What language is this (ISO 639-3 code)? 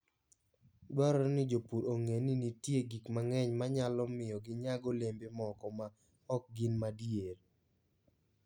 luo